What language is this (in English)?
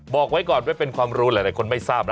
Thai